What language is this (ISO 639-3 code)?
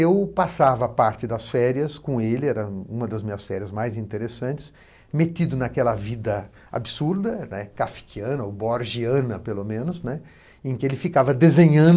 por